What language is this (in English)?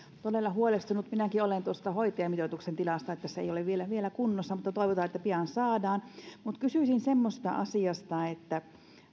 Finnish